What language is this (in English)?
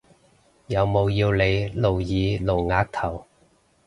Cantonese